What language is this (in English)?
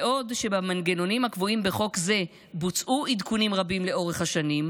Hebrew